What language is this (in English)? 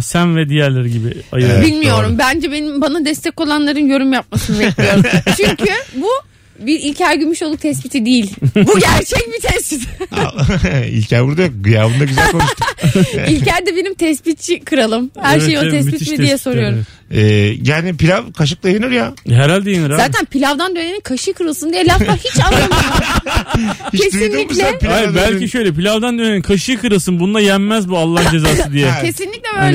Turkish